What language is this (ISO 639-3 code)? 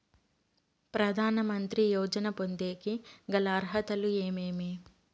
tel